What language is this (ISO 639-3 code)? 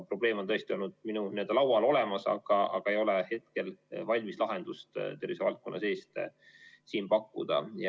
est